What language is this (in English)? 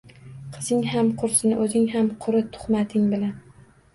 Uzbek